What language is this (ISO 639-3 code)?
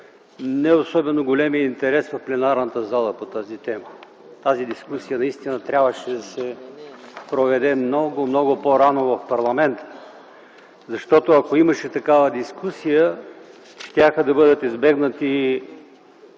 bul